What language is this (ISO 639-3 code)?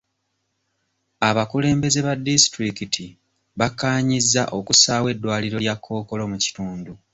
lug